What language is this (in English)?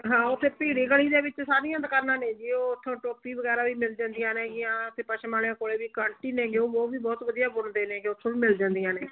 Punjabi